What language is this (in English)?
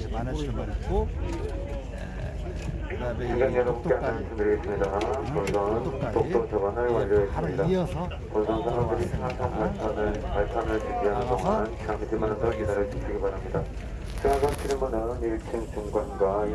Korean